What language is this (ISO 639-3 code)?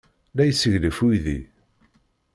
kab